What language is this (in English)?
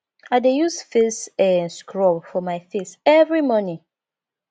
Nigerian Pidgin